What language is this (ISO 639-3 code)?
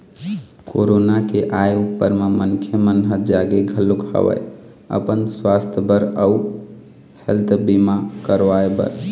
hne